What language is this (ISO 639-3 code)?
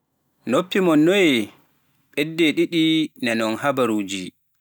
fuf